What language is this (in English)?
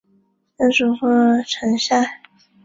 Chinese